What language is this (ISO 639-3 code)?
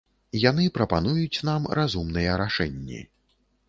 bel